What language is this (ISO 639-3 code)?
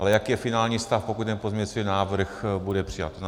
ces